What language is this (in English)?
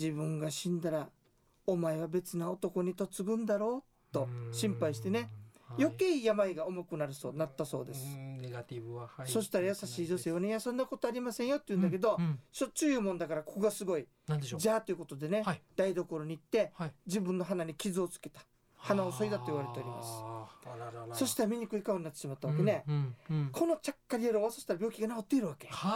Japanese